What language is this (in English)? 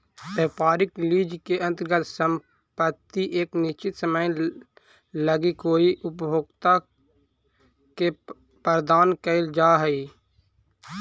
Magahi